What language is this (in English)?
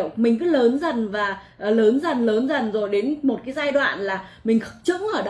Vietnamese